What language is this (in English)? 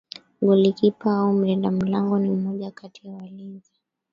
Swahili